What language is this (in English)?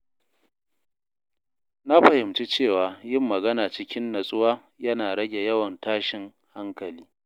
Hausa